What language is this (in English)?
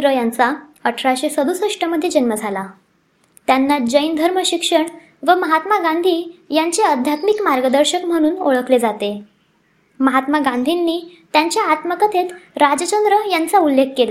Marathi